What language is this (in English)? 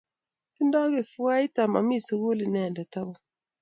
Kalenjin